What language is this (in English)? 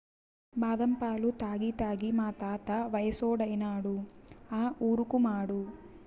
Telugu